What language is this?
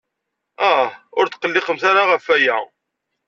Kabyle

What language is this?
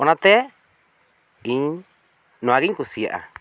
Santali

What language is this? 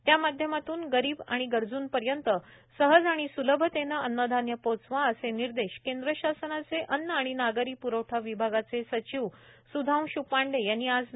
Marathi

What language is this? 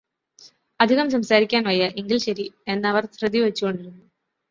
Malayalam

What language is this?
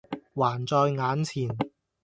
Cantonese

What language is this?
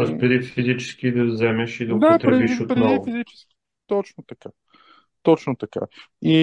Bulgarian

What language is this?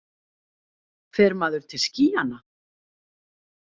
Icelandic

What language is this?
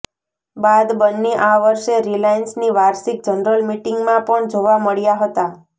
Gujarati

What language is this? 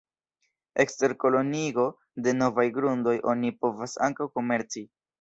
Esperanto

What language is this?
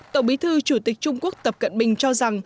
Vietnamese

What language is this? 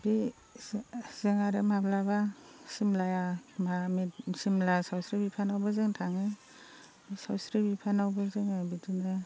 Bodo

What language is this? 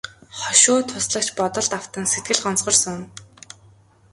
Mongolian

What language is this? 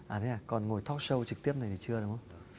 Vietnamese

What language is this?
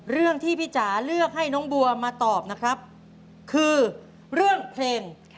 Thai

